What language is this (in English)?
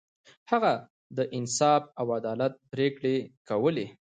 Pashto